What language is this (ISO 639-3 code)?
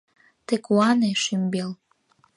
chm